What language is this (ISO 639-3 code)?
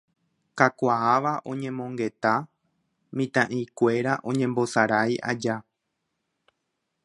grn